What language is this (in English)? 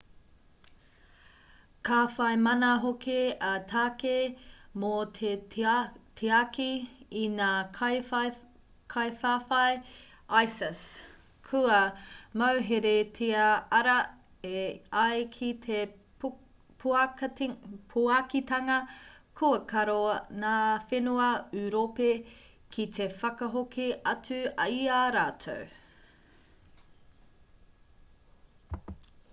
Māori